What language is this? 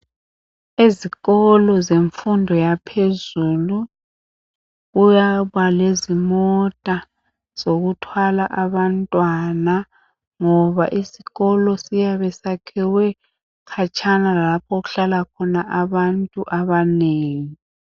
North Ndebele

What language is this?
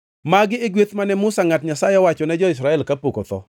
Luo (Kenya and Tanzania)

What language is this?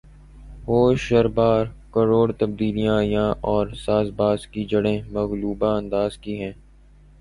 Urdu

